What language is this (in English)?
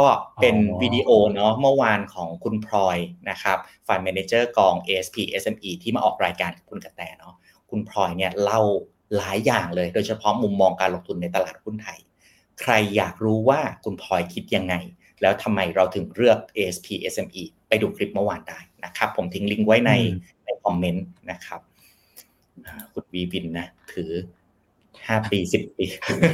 Thai